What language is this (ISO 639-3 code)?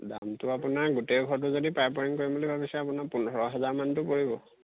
asm